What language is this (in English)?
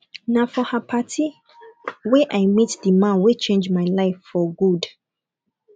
Nigerian Pidgin